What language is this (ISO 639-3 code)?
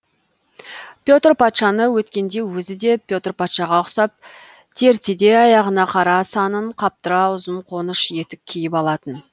kaz